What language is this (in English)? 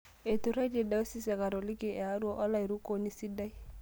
Masai